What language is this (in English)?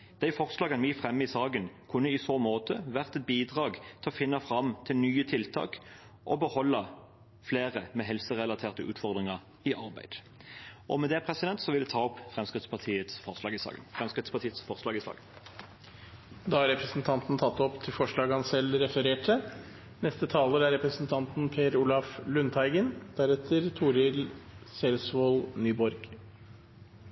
Norwegian